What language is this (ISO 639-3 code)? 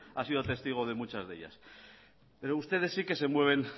spa